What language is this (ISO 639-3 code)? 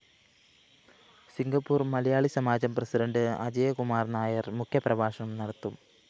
mal